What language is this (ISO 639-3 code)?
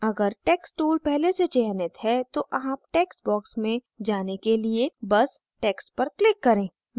hin